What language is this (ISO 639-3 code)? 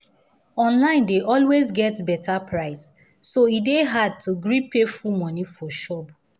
pcm